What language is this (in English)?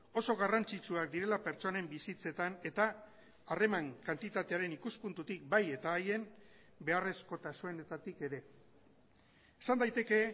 Basque